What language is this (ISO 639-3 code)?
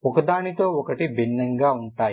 tel